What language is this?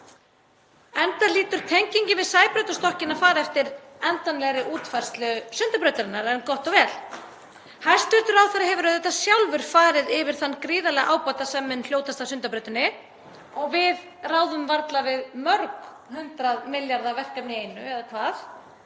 Icelandic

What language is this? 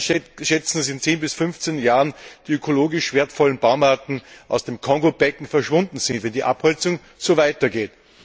German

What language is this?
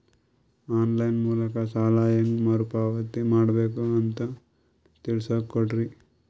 Kannada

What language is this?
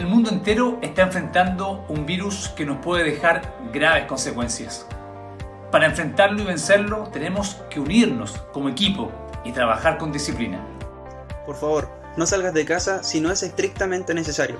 Spanish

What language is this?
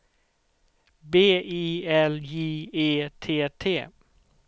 Swedish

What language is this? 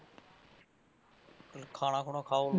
Punjabi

